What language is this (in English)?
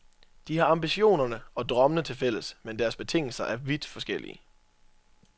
Danish